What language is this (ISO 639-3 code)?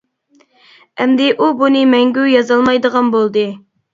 uig